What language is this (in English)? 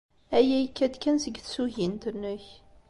Kabyle